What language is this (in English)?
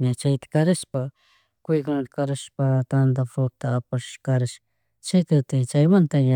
Chimborazo Highland Quichua